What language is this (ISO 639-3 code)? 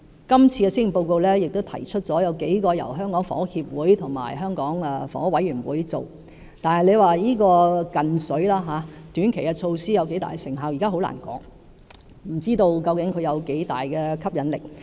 yue